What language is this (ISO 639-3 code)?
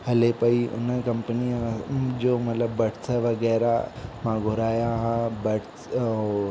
snd